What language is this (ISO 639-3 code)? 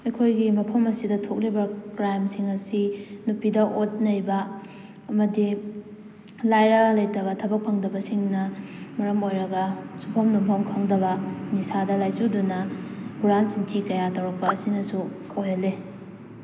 mni